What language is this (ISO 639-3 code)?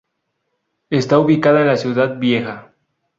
spa